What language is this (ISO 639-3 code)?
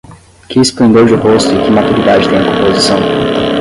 por